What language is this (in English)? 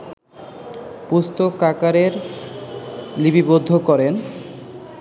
Bangla